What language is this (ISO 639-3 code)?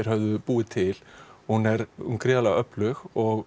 isl